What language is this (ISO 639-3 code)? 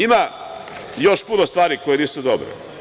srp